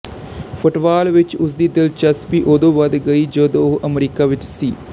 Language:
Punjabi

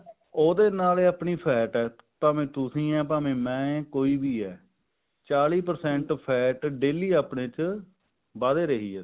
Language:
Punjabi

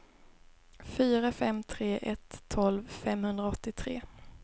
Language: Swedish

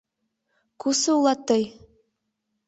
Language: Mari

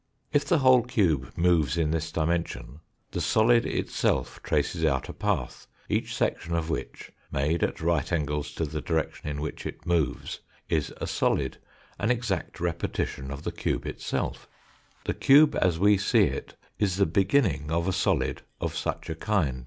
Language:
English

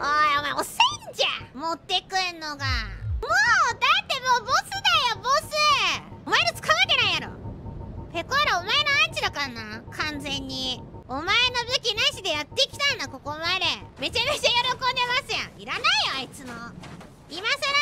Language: Japanese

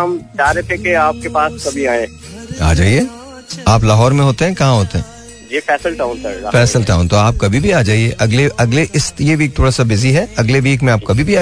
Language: Hindi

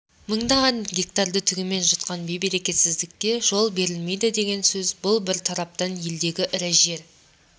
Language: Kazakh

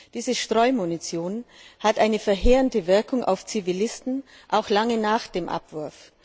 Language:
German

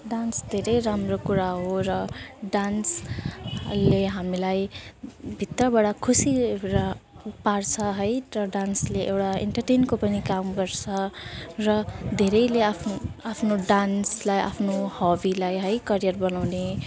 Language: Nepali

